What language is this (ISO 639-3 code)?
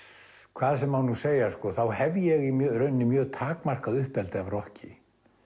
isl